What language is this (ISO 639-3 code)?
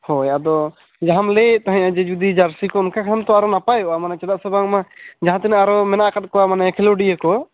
sat